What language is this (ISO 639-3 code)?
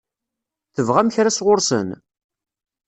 kab